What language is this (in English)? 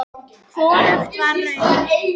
Icelandic